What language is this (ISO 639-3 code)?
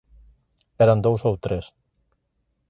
glg